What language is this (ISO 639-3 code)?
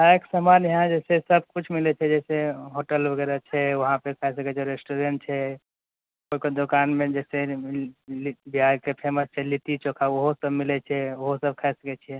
mai